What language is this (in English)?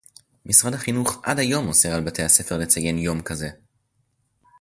Hebrew